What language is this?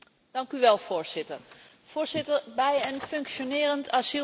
Dutch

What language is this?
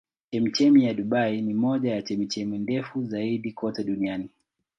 Swahili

